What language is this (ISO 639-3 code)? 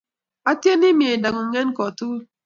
kln